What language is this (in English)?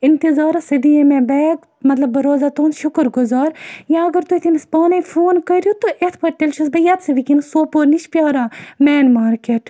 Kashmiri